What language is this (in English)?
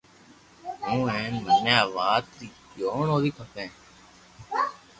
Loarki